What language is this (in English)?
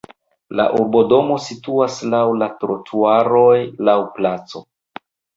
Esperanto